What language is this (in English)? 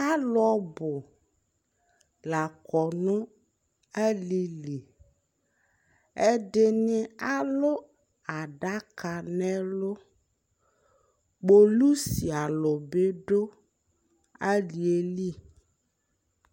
Ikposo